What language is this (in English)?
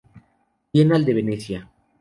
Spanish